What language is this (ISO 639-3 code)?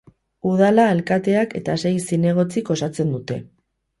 eus